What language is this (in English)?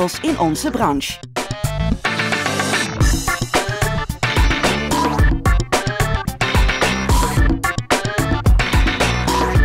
Dutch